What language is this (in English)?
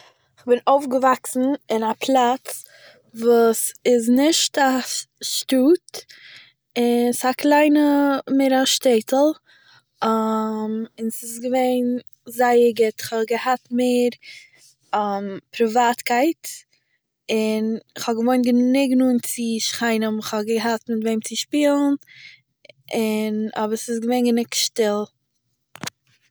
Yiddish